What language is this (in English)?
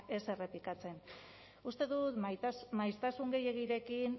Basque